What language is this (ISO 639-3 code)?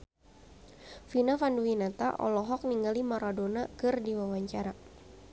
sun